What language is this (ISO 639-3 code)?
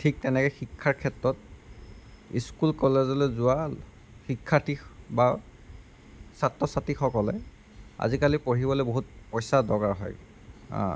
asm